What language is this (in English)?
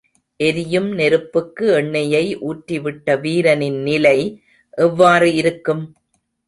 Tamil